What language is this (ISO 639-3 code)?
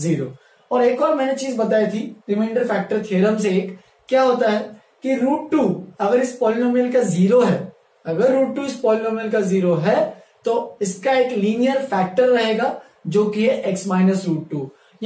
hin